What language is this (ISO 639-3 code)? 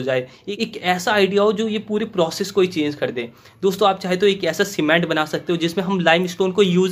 hin